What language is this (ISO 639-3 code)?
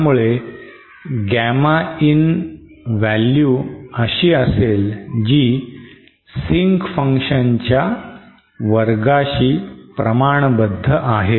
mar